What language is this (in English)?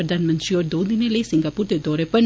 Dogri